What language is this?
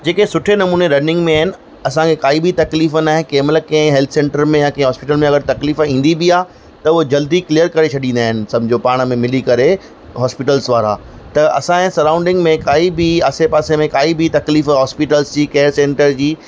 Sindhi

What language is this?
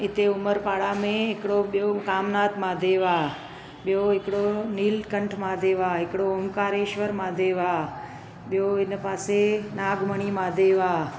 Sindhi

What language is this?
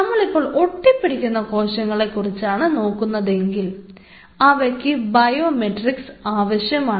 Malayalam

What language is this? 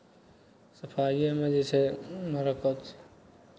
Maithili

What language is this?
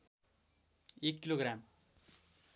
Nepali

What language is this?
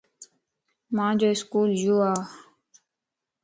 Lasi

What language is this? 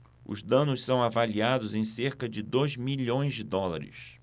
Portuguese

